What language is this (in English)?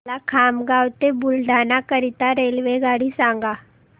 Marathi